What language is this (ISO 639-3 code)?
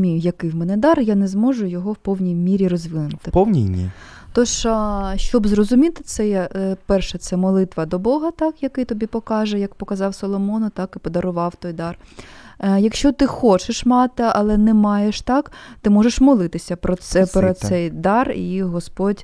ukr